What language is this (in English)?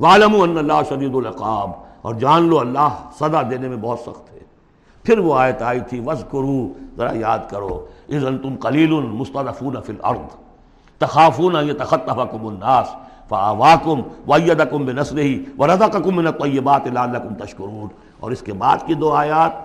Urdu